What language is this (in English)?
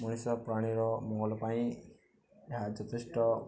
Odia